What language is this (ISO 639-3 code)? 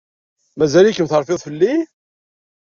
kab